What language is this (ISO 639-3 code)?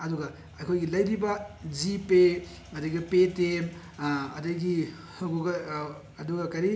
mni